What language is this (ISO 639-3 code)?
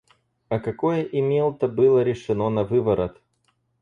rus